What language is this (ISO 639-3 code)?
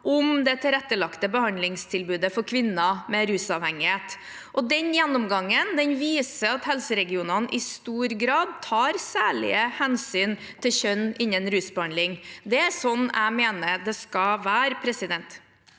nor